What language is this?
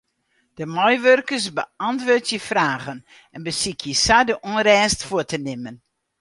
Western Frisian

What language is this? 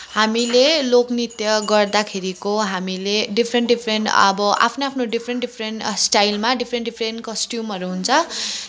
Nepali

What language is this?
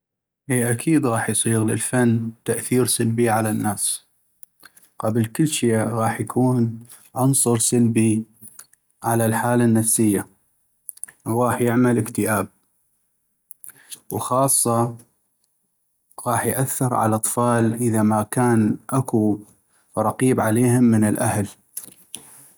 North Mesopotamian Arabic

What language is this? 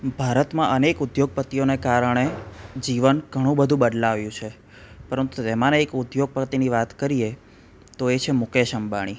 Gujarati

